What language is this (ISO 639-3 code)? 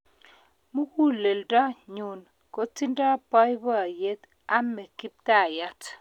kln